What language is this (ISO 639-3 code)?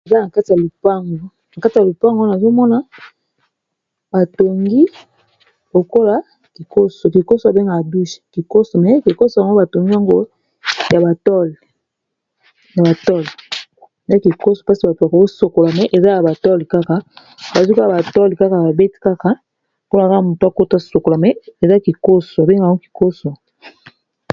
lin